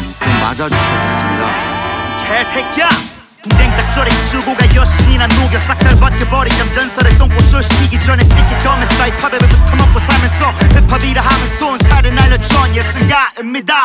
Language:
Korean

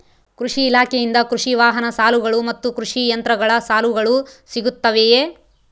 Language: Kannada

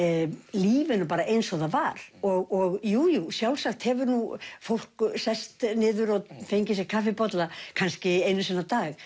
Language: Icelandic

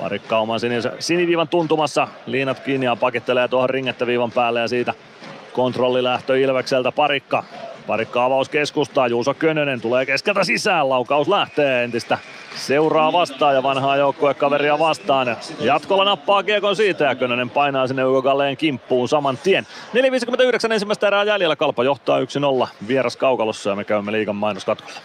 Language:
Finnish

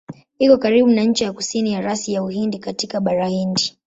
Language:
Swahili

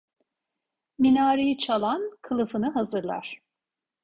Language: Turkish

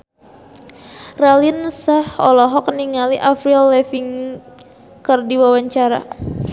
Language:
Sundanese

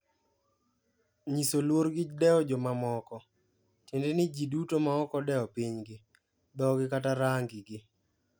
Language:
Luo (Kenya and Tanzania)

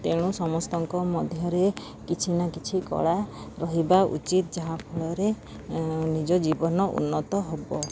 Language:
Odia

